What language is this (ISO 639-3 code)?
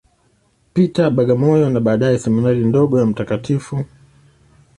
swa